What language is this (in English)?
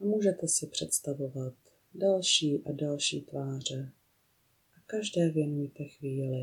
Czech